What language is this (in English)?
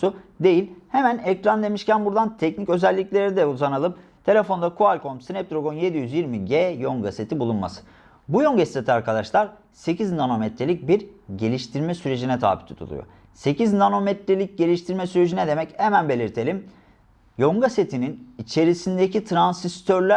Turkish